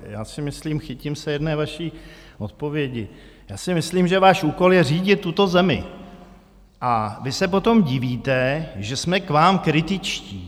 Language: Czech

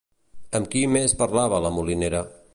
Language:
Catalan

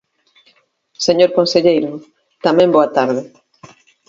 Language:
Galician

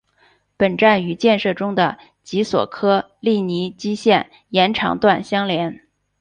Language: Chinese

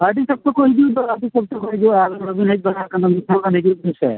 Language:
Santali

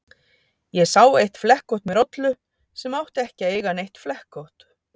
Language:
Icelandic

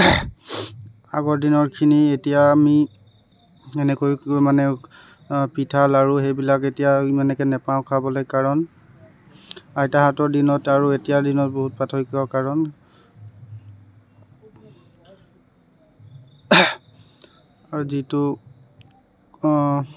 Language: Assamese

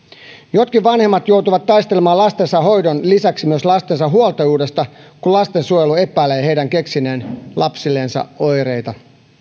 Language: Finnish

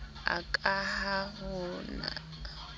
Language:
Southern Sotho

